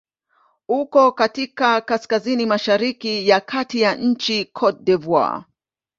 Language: Swahili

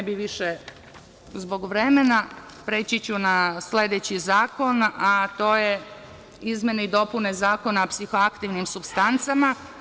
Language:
Serbian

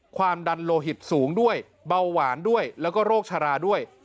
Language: Thai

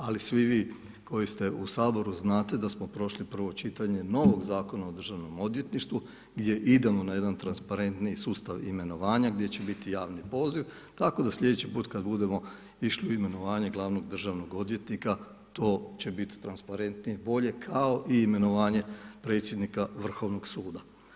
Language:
Croatian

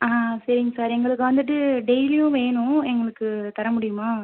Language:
Tamil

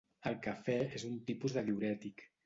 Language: Catalan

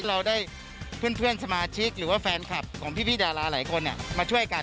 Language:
Thai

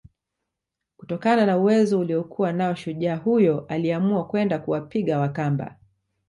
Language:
Swahili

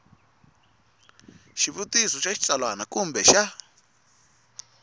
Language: Tsonga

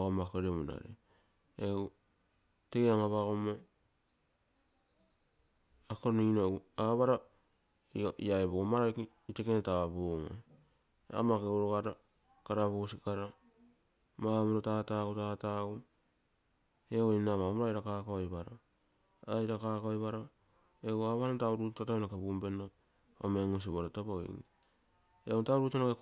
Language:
Terei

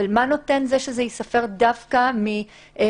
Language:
Hebrew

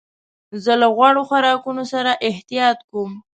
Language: Pashto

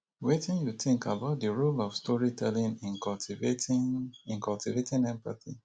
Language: Nigerian Pidgin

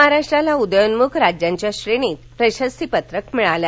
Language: Marathi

